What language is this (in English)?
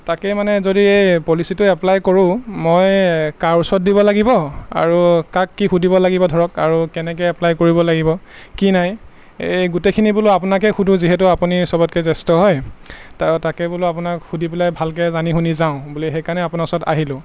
Assamese